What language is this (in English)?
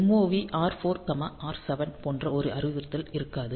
Tamil